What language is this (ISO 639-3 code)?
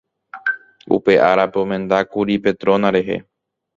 grn